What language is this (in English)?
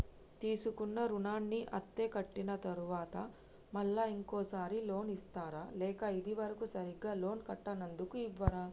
Telugu